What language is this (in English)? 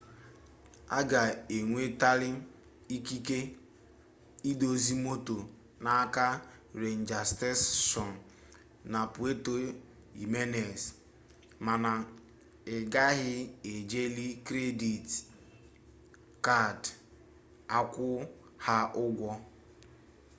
Igbo